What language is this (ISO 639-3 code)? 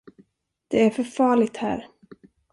swe